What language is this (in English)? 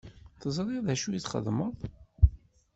Kabyle